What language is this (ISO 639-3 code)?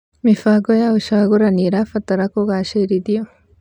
kik